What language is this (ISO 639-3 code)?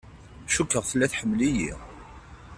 kab